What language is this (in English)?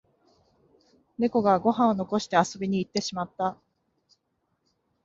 Japanese